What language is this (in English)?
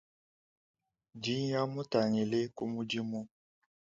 Luba-Lulua